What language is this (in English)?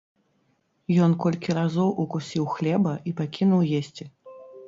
Belarusian